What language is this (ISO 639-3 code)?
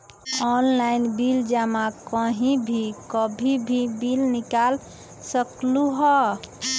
mag